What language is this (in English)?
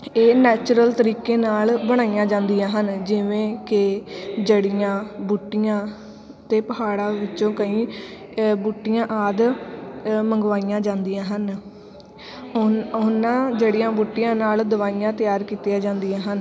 Punjabi